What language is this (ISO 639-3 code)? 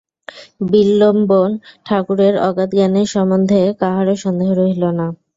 ben